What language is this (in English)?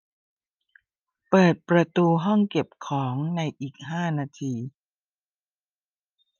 Thai